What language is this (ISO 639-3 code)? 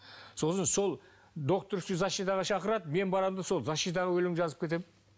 kaz